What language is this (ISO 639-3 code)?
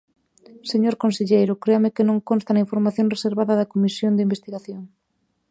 glg